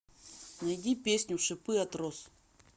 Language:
Russian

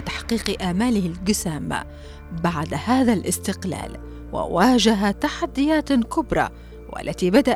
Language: Arabic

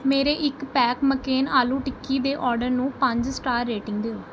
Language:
Punjabi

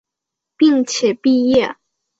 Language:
Chinese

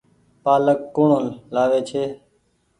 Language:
Goaria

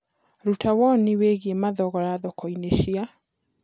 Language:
Kikuyu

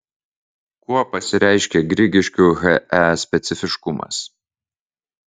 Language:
Lithuanian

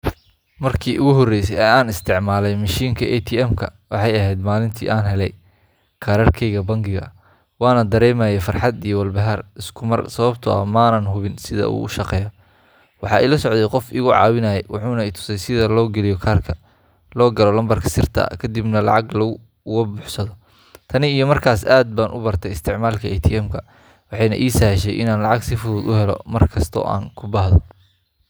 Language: Somali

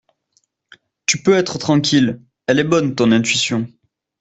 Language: French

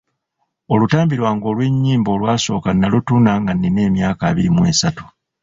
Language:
Ganda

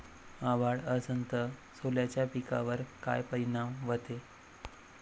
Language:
Marathi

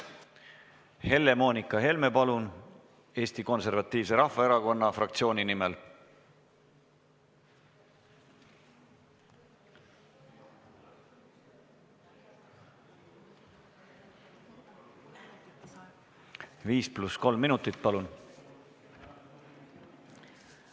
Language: Estonian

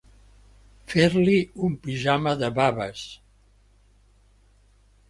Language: Catalan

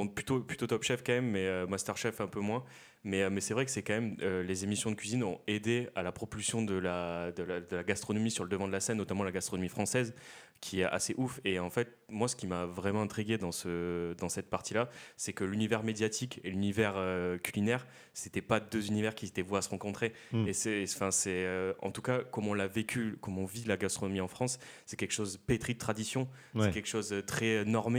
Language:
French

